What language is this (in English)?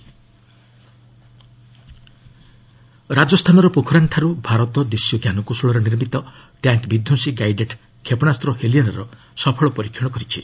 Odia